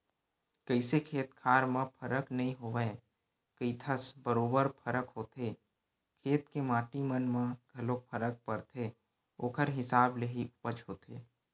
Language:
Chhattisgarhi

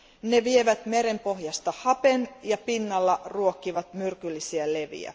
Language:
Finnish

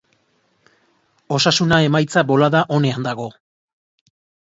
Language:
Basque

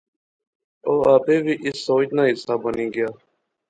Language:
Pahari-Potwari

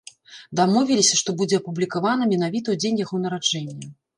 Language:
Belarusian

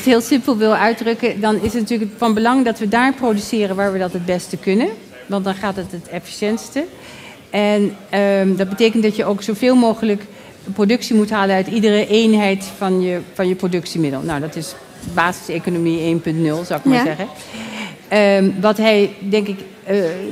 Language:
Dutch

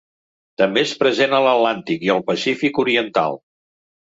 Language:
Catalan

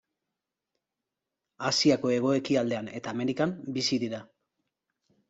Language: Basque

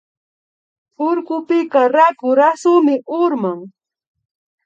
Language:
Imbabura Highland Quichua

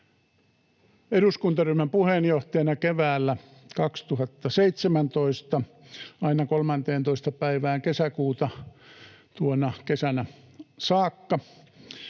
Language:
Finnish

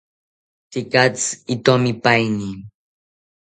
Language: South Ucayali Ashéninka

